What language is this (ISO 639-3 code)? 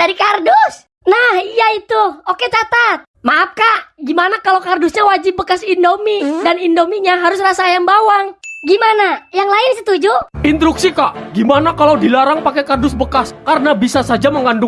ind